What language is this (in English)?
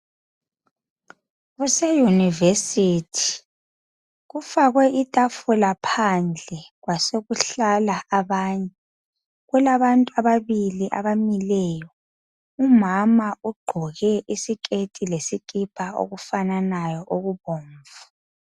North Ndebele